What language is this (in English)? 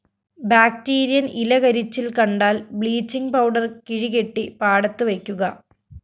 Malayalam